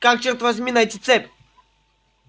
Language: Russian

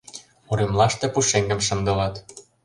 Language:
Mari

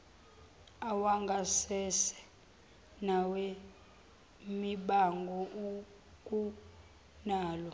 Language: Zulu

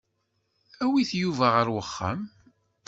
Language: Kabyle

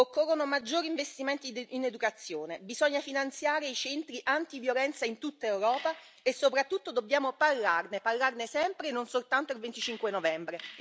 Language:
Italian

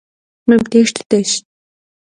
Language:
Kabardian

